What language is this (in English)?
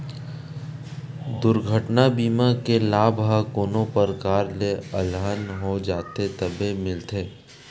Chhattisgarhi